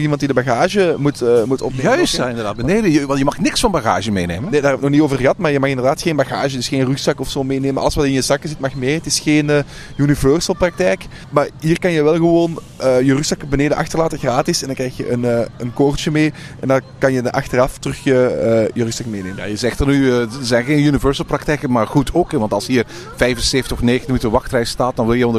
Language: Dutch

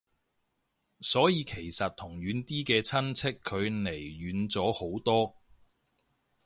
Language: Cantonese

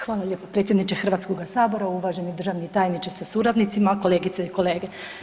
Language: Croatian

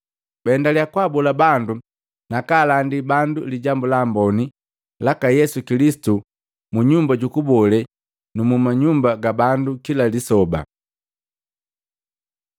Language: Matengo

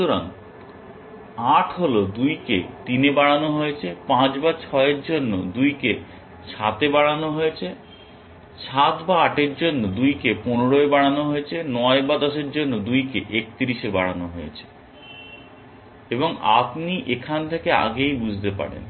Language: Bangla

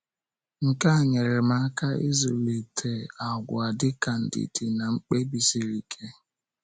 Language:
Igbo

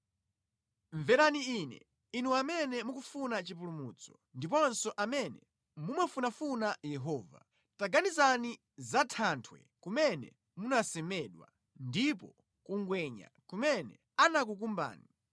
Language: Nyanja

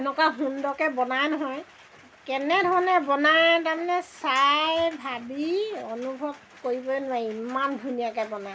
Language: Assamese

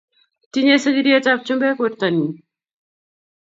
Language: Kalenjin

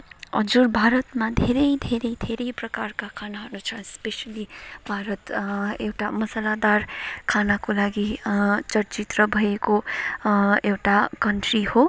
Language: Nepali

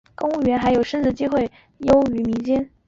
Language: Chinese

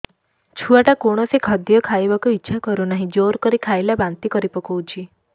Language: Odia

